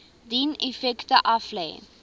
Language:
Afrikaans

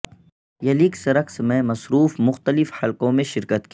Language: Urdu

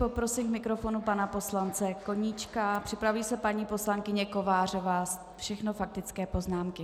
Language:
Czech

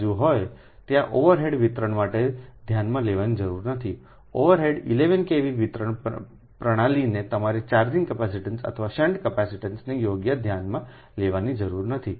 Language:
Gujarati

